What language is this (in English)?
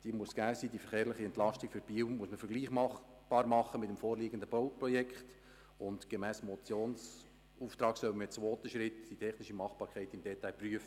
Swiss German